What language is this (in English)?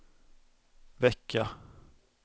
Swedish